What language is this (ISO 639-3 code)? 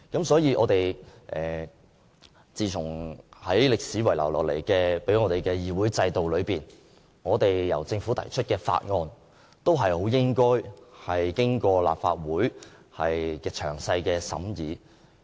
yue